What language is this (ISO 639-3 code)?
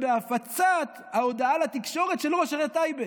heb